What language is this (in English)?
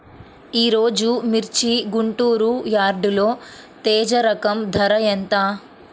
Telugu